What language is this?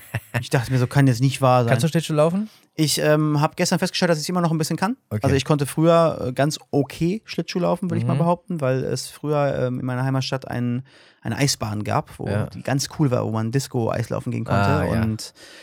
German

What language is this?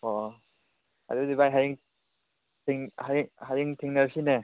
Manipuri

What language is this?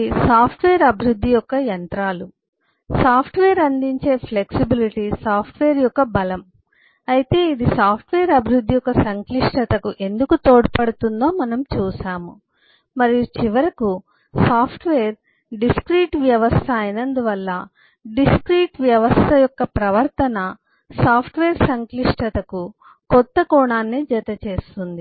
Telugu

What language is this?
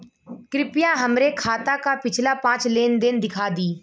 Bhojpuri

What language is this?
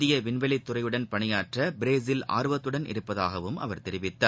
Tamil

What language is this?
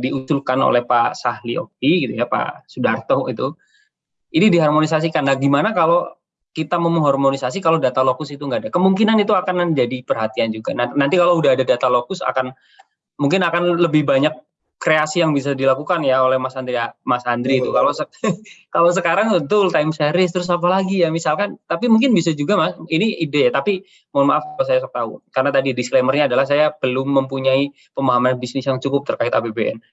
Indonesian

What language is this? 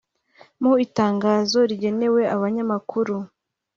Kinyarwanda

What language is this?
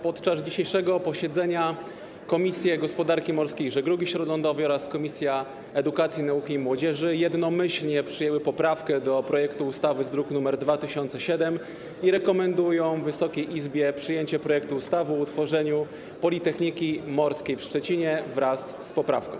Polish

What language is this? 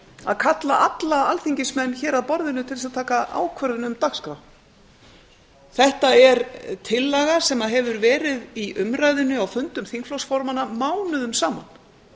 Icelandic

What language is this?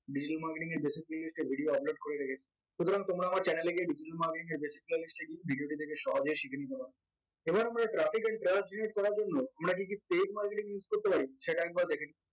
Bangla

